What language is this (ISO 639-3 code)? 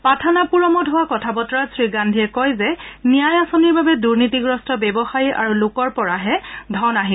asm